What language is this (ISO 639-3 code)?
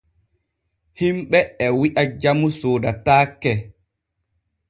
fue